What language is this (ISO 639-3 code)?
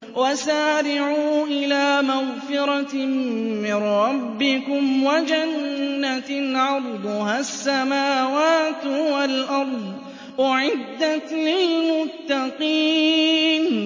ara